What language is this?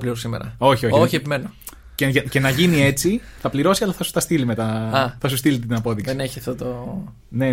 Greek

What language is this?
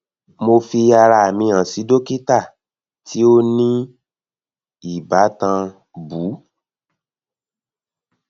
Yoruba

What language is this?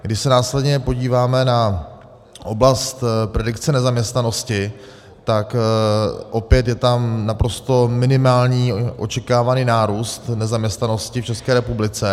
Czech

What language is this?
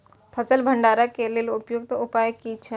Maithili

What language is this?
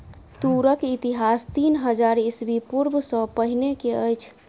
Maithili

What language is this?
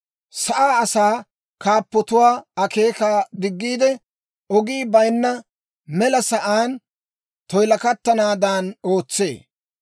Dawro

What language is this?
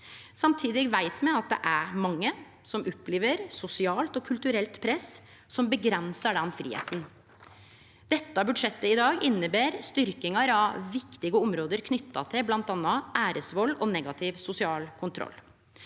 Norwegian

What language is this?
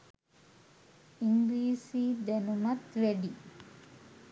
Sinhala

